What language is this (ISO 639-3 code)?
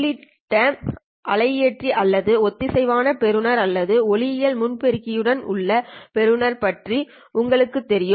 tam